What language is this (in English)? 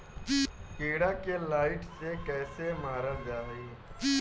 Bhojpuri